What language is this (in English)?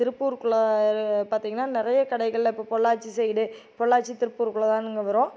Tamil